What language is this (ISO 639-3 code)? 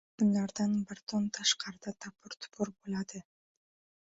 uzb